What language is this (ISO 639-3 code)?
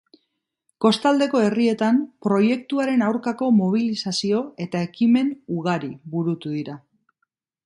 eus